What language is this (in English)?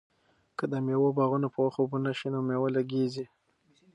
Pashto